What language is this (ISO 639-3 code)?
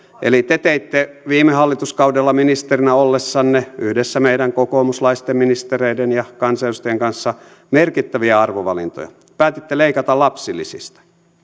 fin